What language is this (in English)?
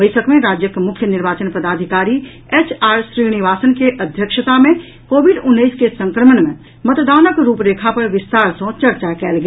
Maithili